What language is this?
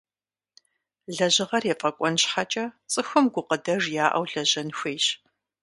Kabardian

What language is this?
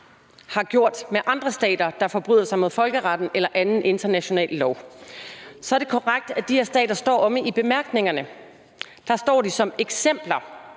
Danish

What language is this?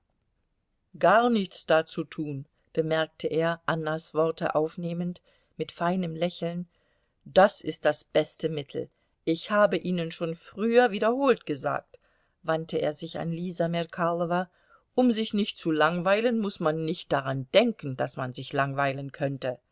German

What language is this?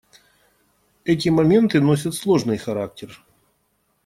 Russian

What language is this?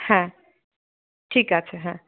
Bangla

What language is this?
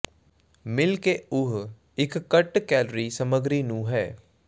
Punjabi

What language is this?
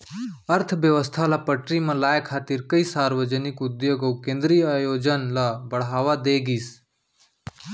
Chhattisgarhi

